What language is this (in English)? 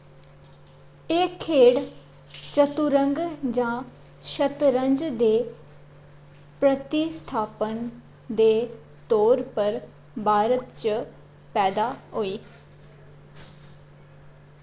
Dogri